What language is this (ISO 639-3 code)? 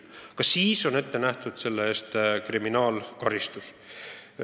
est